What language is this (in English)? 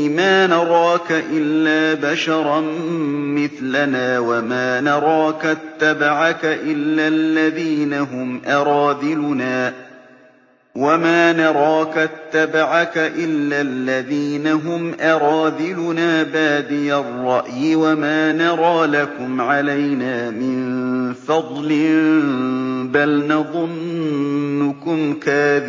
Arabic